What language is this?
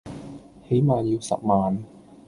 Cantonese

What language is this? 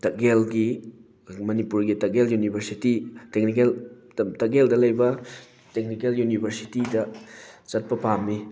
Manipuri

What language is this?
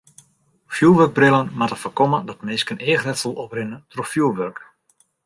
Western Frisian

